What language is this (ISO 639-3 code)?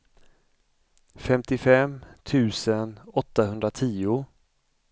swe